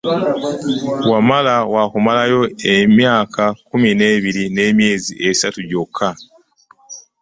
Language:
Ganda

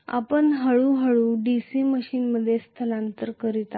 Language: Marathi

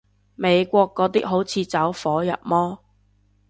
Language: Cantonese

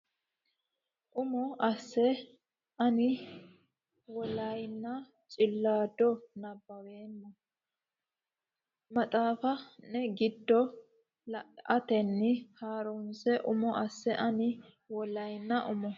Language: Sidamo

